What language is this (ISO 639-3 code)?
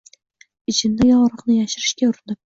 uzb